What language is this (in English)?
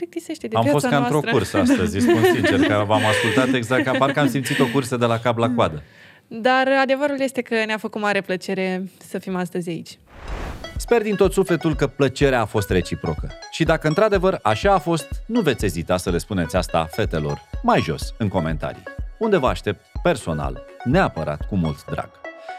Romanian